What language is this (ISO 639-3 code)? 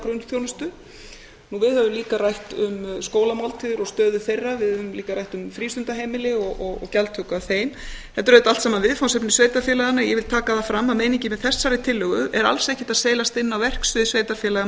isl